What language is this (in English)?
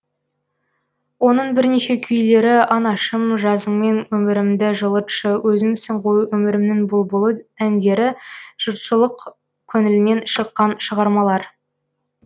Kazakh